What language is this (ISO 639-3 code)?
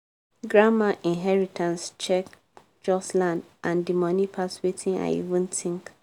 pcm